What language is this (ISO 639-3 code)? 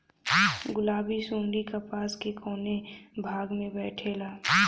bho